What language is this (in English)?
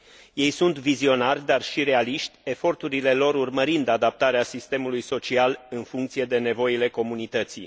Romanian